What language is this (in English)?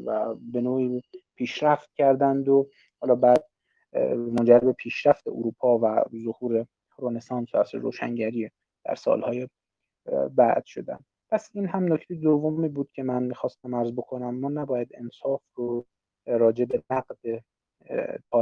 Persian